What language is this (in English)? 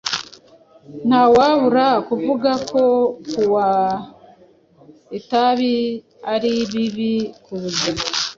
Kinyarwanda